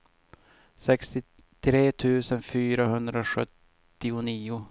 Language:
Swedish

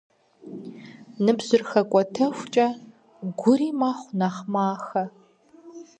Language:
Kabardian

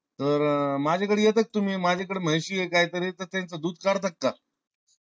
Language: Marathi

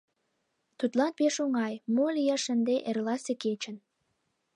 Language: Mari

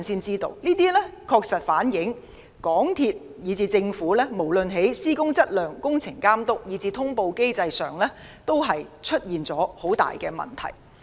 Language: Cantonese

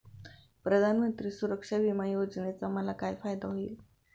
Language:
Marathi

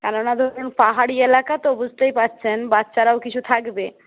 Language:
Bangla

